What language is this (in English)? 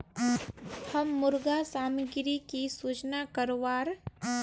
Magahi